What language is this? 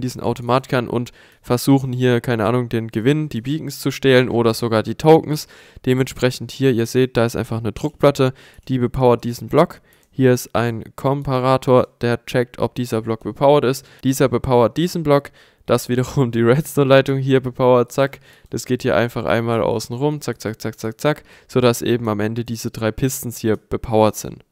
German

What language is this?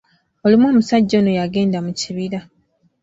Ganda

